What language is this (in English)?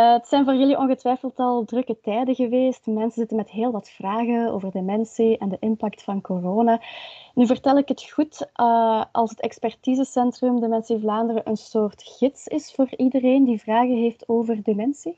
Dutch